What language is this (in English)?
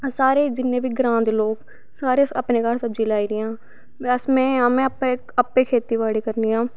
Dogri